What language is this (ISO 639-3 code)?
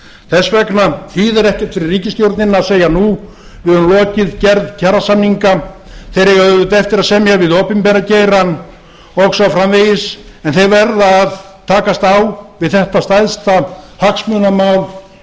isl